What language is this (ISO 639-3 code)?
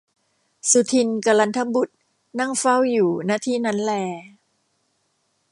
tha